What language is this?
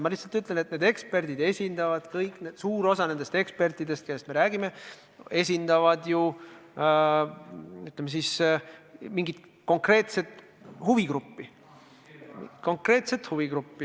Estonian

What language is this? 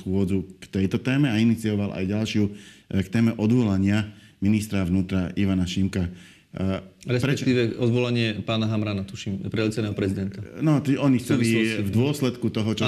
Slovak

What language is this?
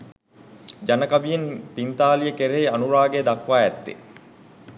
Sinhala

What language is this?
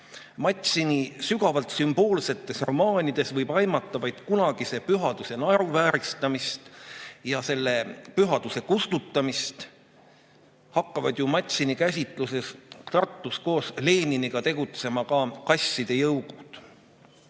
Estonian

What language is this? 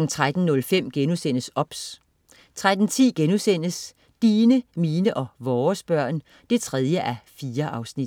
Danish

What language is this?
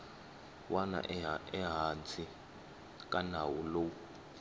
Tsonga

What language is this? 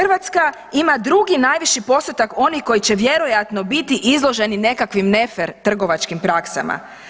Croatian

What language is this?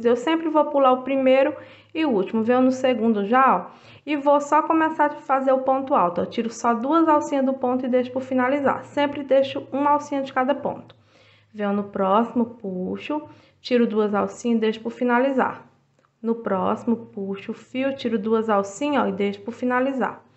Portuguese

